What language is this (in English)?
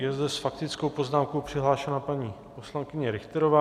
Czech